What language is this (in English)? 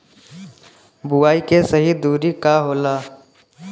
Bhojpuri